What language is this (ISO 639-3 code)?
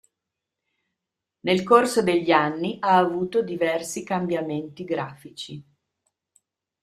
ita